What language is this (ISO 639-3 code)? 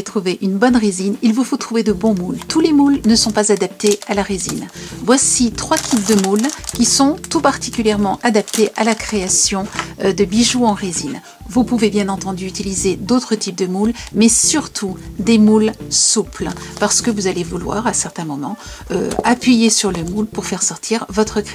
fra